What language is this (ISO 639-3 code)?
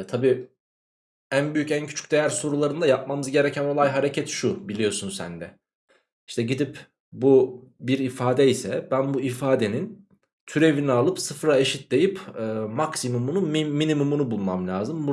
tur